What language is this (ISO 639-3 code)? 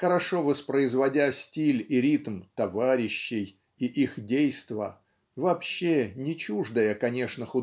rus